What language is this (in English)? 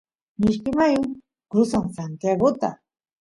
Santiago del Estero Quichua